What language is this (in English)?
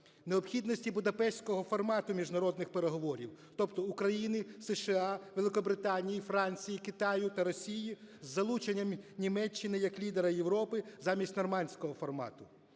Ukrainian